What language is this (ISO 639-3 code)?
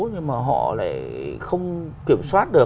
vie